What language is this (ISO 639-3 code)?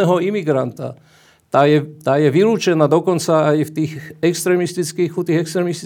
slk